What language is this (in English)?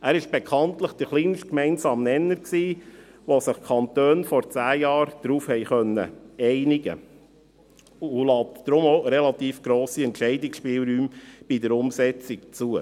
Swiss German